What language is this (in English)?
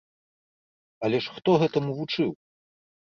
Belarusian